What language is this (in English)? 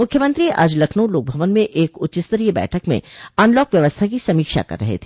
Hindi